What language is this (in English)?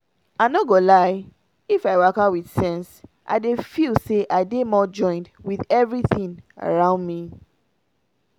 Nigerian Pidgin